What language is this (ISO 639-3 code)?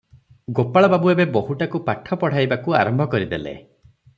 ori